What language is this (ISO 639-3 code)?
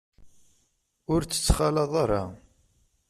kab